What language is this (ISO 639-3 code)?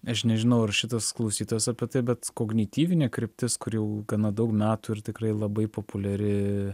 lit